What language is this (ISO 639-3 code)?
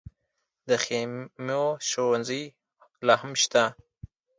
pus